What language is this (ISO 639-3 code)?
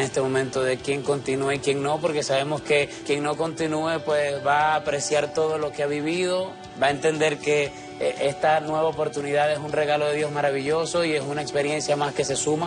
spa